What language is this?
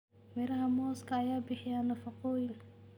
Somali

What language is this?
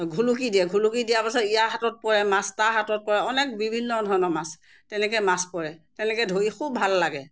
Assamese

